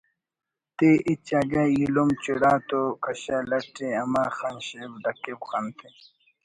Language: Brahui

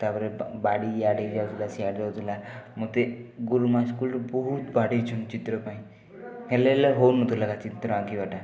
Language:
Odia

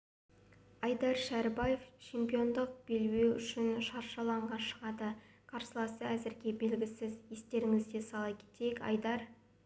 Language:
Kazakh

